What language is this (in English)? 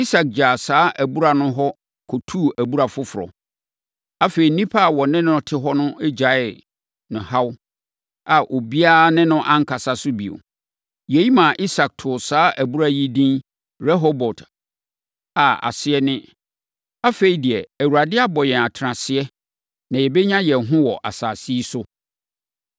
Akan